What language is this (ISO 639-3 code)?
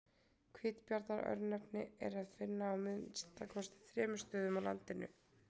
isl